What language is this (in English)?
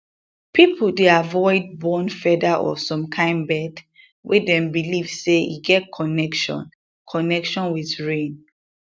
Nigerian Pidgin